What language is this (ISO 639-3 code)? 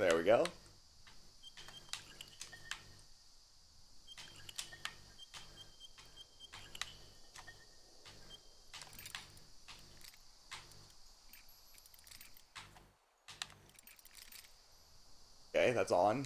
eng